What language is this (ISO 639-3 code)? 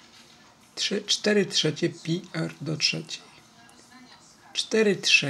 pol